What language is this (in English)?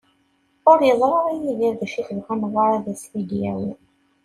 Kabyle